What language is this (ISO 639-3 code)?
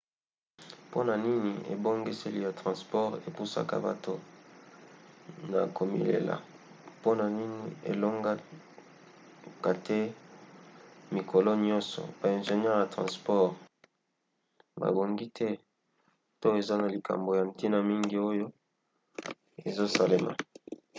lin